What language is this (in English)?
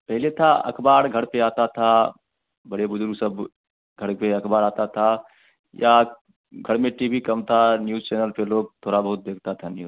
Hindi